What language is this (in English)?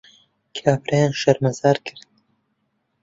Central Kurdish